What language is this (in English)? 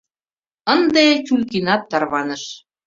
Mari